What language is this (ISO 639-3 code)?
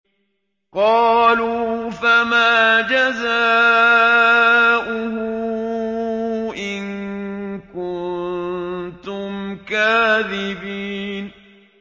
ara